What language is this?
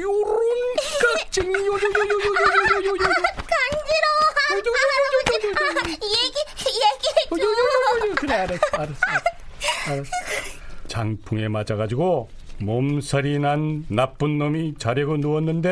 Korean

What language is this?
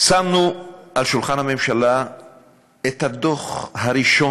Hebrew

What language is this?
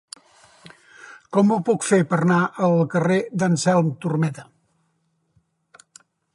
Catalan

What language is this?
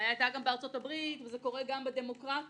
Hebrew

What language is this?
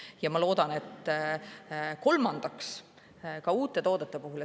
Estonian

